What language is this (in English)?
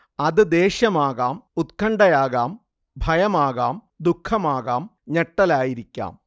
Malayalam